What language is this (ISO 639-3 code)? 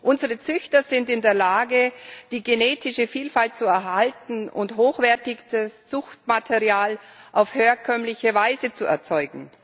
deu